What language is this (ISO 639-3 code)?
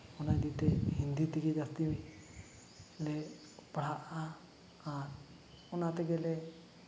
sat